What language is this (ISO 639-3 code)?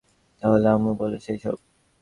ben